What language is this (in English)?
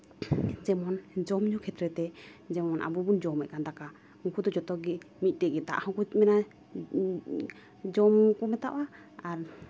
Santali